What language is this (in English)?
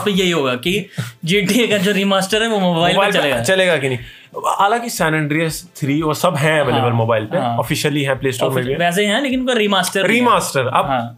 Hindi